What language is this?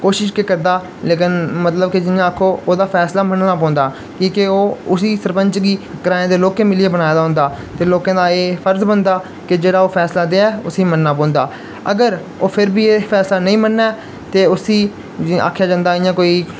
Dogri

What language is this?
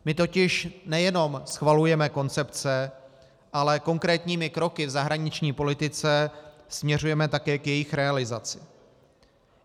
Czech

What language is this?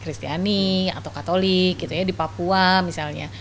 Indonesian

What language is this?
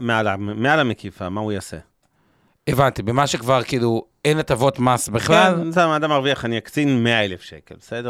Hebrew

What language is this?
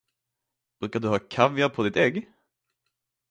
Swedish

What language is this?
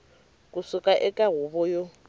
Tsonga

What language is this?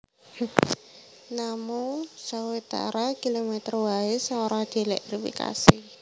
Javanese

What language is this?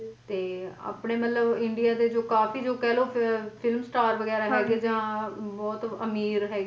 Punjabi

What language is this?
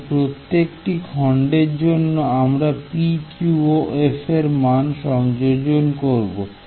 Bangla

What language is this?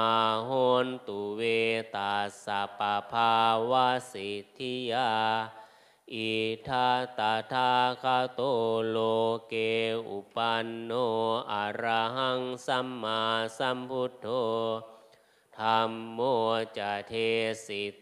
Thai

